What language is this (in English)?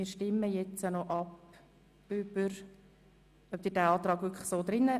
Swiss German